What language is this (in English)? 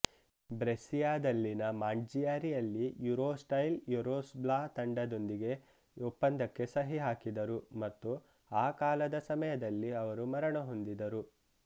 Kannada